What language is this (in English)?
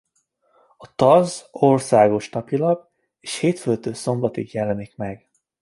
Hungarian